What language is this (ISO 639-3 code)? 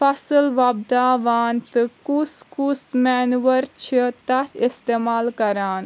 kas